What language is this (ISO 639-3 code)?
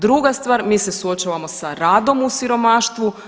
hrv